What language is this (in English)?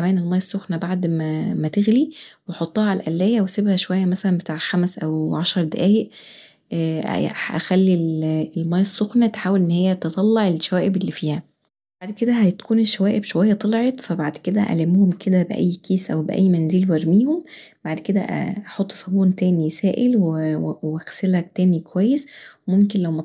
Egyptian Arabic